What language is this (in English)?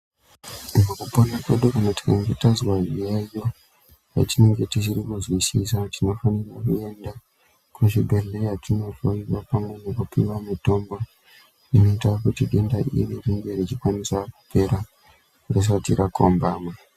Ndau